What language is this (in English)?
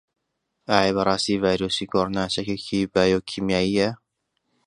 Central Kurdish